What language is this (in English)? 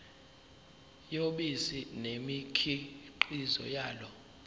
Zulu